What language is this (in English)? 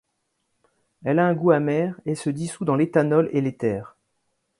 French